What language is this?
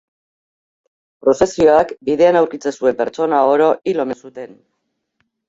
Basque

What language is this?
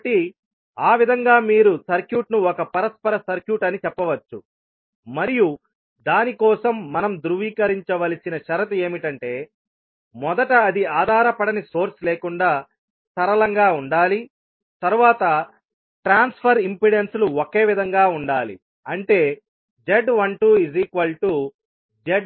Telugu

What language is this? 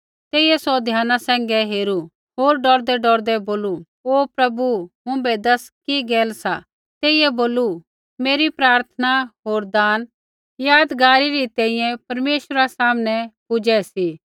Kullu Pahari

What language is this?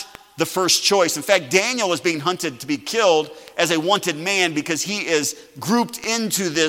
English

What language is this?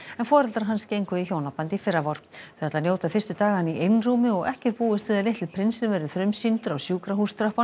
Icelandic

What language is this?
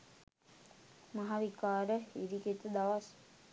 Sinhala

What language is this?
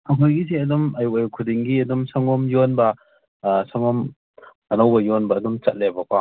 Manipuri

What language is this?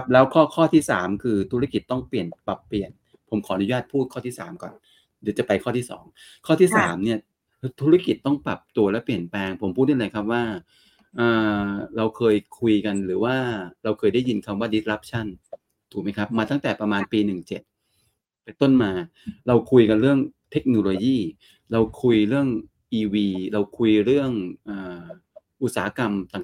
Thai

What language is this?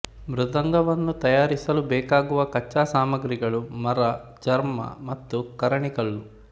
Kannada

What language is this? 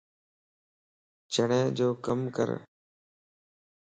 Lasi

